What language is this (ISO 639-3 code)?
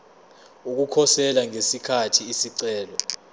zul